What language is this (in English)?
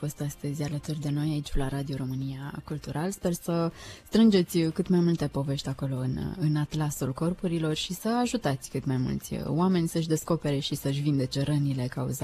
Romanian